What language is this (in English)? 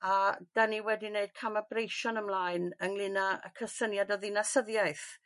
Welsh